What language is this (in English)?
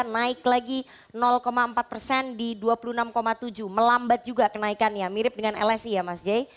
Indonesian